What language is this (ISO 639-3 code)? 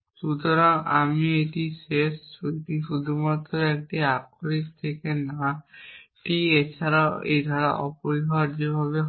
ben